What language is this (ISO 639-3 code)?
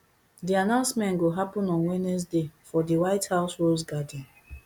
pcm